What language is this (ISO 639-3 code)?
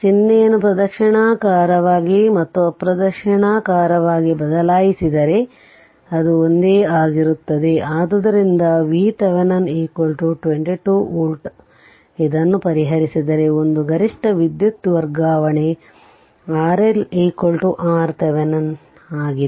kan